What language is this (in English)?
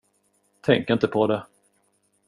Swedish